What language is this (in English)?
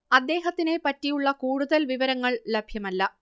Malayalam